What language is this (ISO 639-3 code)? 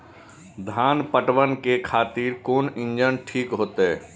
mai